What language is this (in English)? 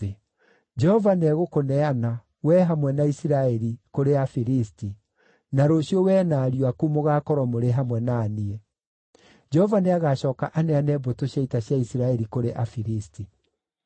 Kikuyu